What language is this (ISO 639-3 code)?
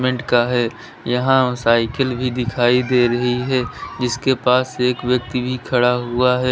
hin